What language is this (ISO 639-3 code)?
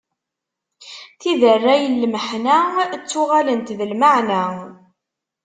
kab